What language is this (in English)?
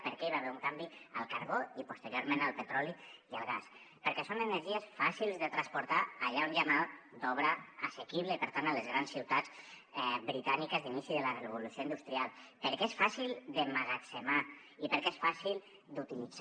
Catalan